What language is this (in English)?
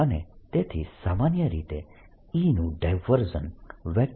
Gujarati